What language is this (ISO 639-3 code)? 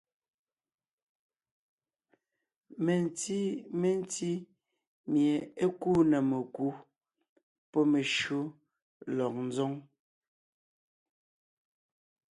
nnh